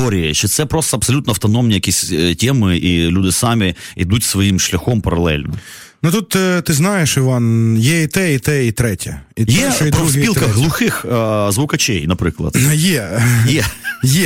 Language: Ukrainian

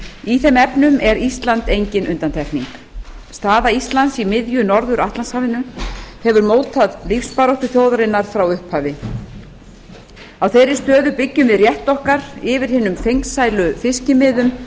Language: Icelandic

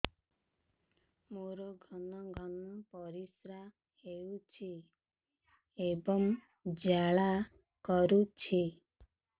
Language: Odia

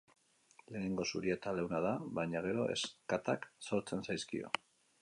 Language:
Basque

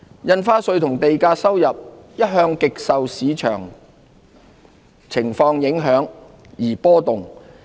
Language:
Cantonese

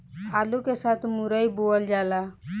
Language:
Bhojpuri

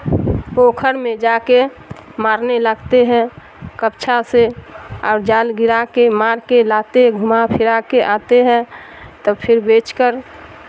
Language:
Urdu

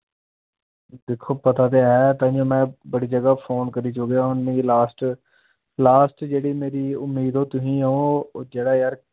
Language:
Dogri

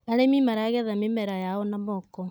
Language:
Kikuyu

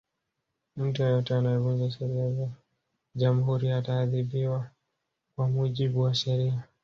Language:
Swahili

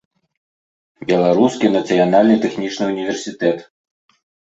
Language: Belarusian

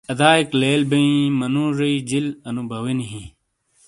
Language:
Shina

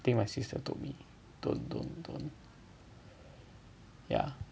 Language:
English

